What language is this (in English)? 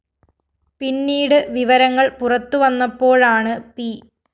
Malayalam